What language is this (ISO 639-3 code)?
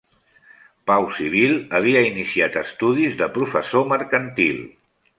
cat